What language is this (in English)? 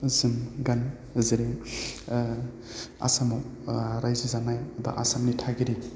Bodo